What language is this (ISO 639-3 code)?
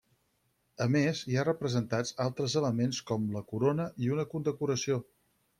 cat